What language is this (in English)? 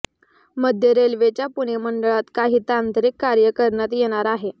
Marathi